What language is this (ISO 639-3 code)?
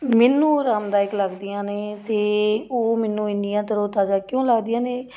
pan